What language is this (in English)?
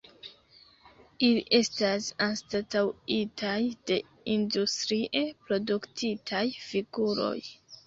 Esperanto